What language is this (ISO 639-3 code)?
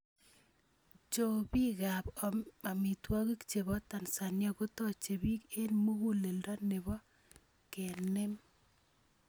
kln